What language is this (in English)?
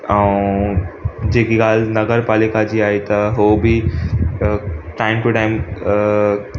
Sindhi